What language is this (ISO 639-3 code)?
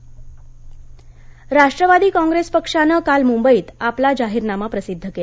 mar